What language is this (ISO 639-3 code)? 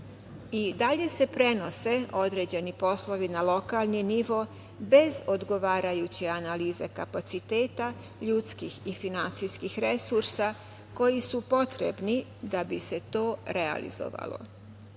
srp